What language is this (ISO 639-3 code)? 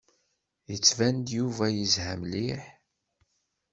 kab